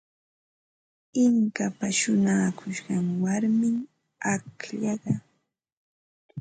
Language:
Ambo-Pasco Quechua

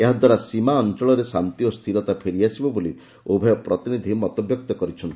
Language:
Odia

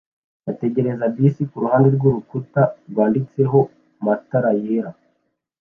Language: Kinyarwanda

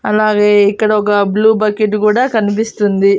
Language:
Telugu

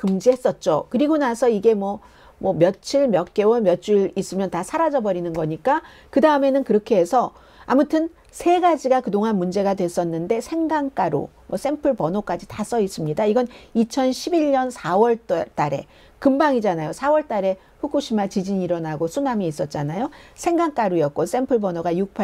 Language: Korean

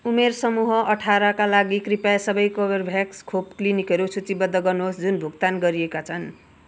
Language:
Nepali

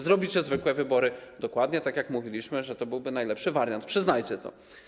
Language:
Polish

